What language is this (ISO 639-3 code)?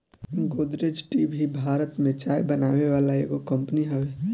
bho